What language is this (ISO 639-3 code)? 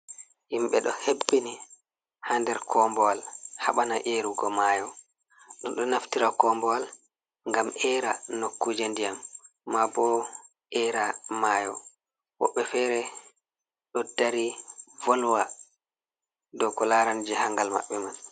ful